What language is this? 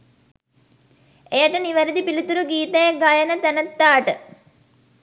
Sinhala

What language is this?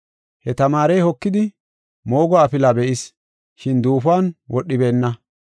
Gofa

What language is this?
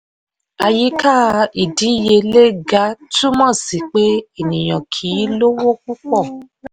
Yoruba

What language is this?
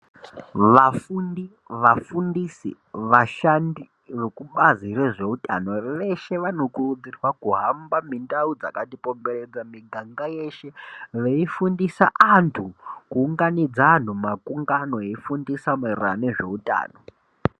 Ndau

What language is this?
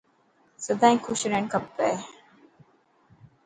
Dhatki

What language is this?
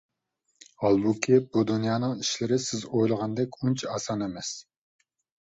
Uyghur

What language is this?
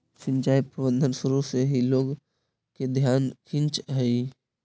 Magahi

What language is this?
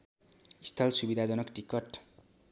Nepali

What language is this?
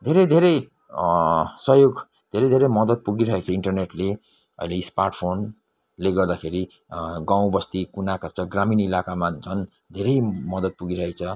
Nepali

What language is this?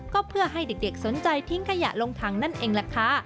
Thai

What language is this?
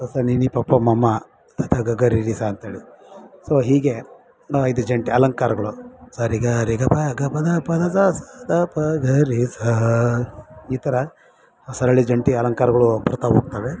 Kannada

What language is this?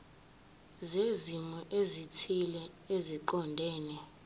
Zulu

